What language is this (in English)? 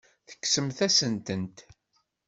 Kabyle